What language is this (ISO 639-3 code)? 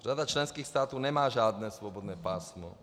ces